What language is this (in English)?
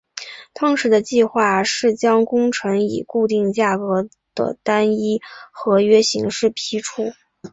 Chinese